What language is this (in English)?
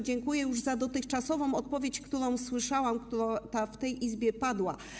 Polish